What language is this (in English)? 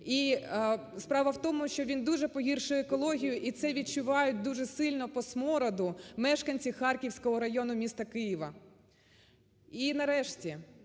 Ukrainian